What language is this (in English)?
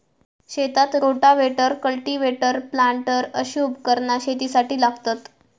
Marathi